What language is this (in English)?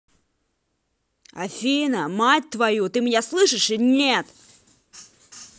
Russian